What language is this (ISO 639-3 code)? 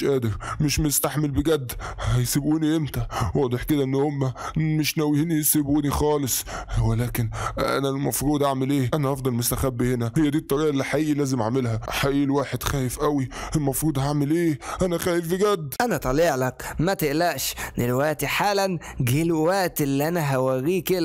ara